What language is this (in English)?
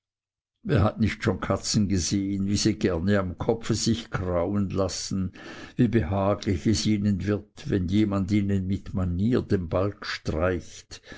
German